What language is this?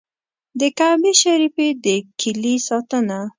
Pashto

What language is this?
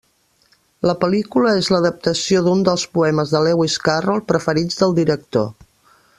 Catalan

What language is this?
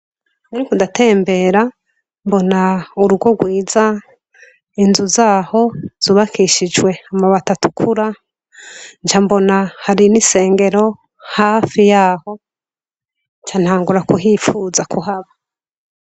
Rundi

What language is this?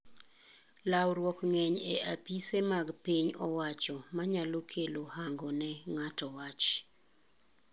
Luo (Kenya and Tanzania)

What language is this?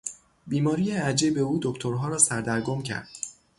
Persian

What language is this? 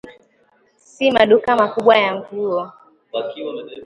Swahili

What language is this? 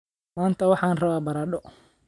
Somali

